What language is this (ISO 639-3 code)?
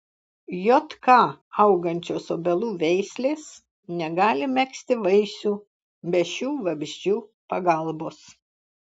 lit